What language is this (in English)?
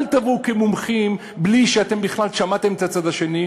Hebrew